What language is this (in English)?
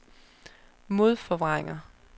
Danish